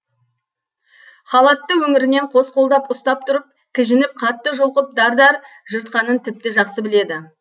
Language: Kazakh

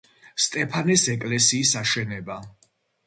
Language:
Georgian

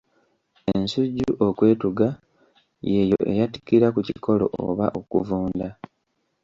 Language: Ganda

